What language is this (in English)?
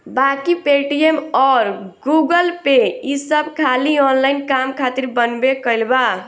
Bhojpuri